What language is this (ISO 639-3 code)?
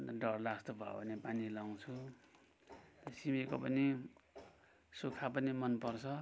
nep